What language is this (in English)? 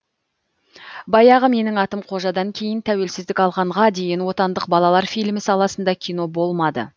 Kazakh